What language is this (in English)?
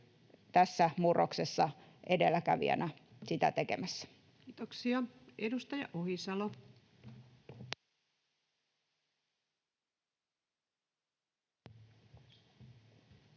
Finnish